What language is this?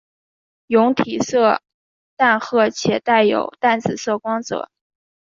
Chinese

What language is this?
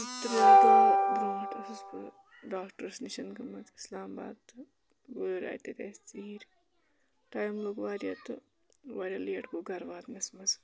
Kashmiri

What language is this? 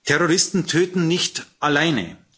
German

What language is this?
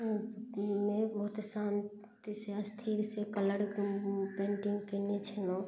Maithili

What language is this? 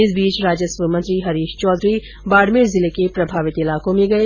Hindi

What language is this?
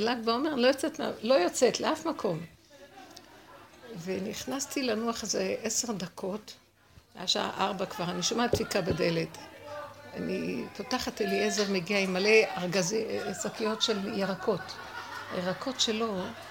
Hebrew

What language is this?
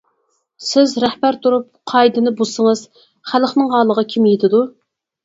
Uyghur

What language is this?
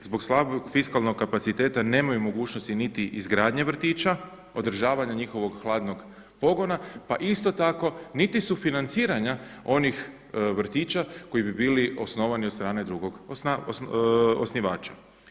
Croatian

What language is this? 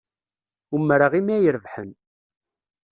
Kabyle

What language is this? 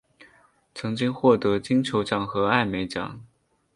Chinese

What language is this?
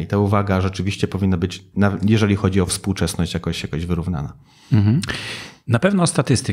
Polish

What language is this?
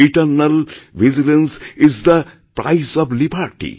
Bangla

